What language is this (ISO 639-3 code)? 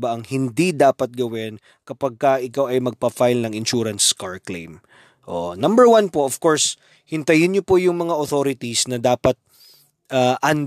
fil